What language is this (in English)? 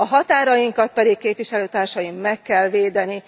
Hungarian